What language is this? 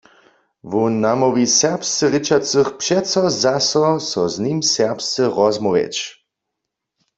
Upper Sorbian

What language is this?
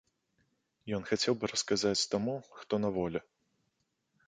Belarusian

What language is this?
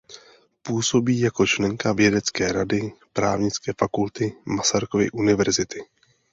Czech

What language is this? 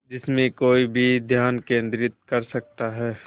Hindi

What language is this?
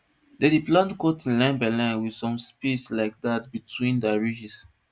Nigerian Pidgin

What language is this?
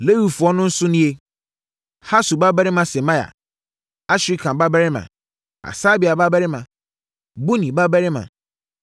Akan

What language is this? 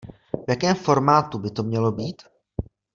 Czech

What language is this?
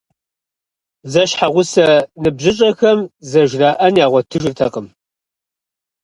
Kabardian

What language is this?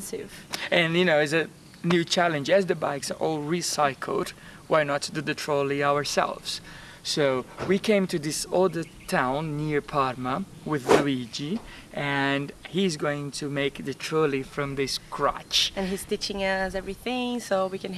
English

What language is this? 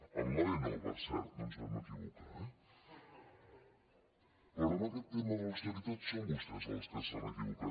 Catalan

